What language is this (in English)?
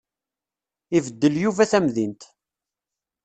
Kabyle